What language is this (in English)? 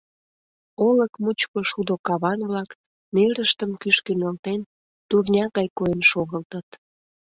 Mari